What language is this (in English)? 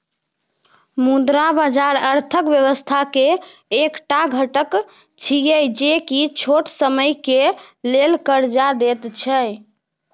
Maithili